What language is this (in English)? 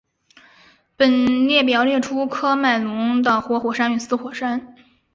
Chinese